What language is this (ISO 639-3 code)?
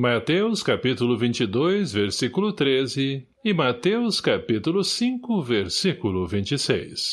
por